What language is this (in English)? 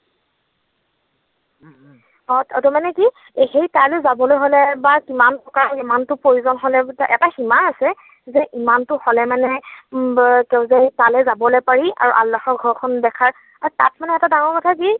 Assamese